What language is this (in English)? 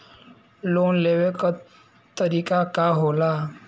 Bhojpuri